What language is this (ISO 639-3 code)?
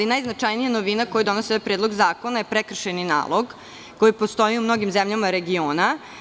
srp